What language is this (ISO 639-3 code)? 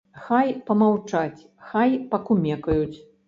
bel